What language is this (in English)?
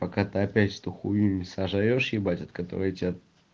Russian